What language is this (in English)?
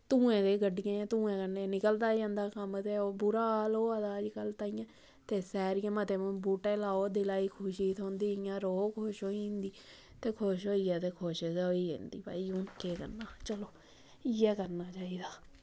Dogri